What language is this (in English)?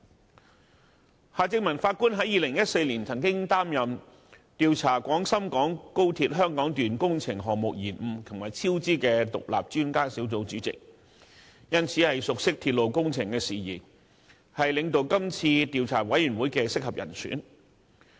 Cantonese